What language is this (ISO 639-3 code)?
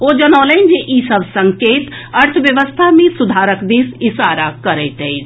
mai